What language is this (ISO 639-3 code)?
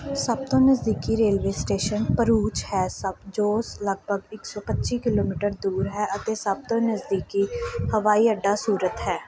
pan